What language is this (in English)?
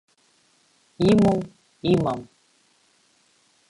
Abkhazian